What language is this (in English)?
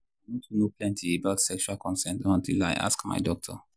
Nigerian Pidgin